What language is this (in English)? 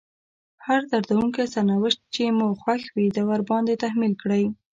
Pashto